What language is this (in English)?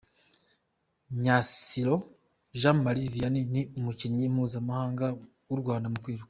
Kinyarwanda